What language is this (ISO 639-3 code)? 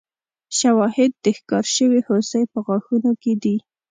pus